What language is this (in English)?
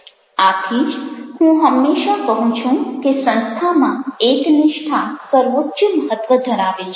Gujarati